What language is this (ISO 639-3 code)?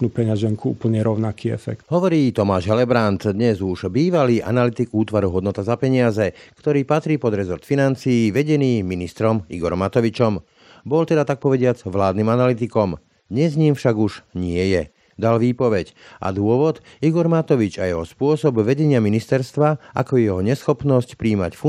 slk